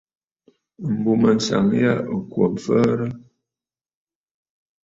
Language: Bafut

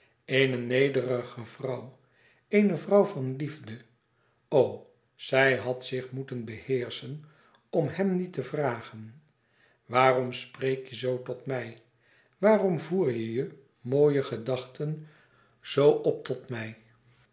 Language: Dutch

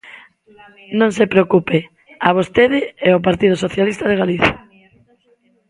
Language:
Galician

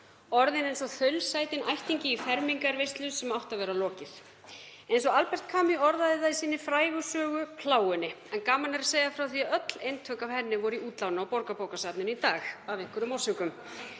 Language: Icelandic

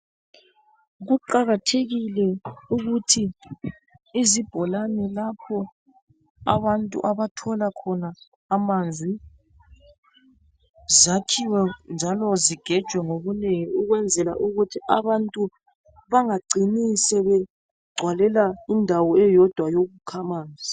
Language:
North Ndebele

